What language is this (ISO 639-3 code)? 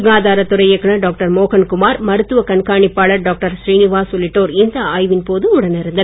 tam